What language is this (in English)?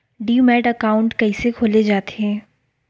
Chhattisgarhi